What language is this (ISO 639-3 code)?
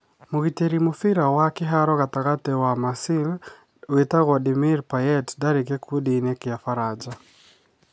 kik